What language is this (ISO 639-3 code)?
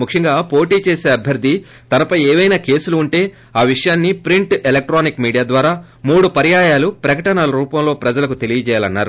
tel